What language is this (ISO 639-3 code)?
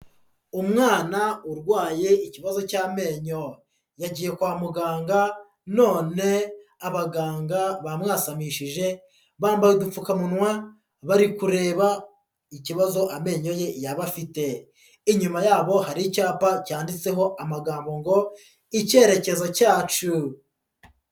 kin